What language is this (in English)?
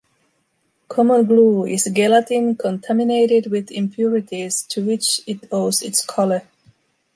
English